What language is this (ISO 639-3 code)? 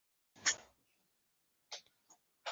zho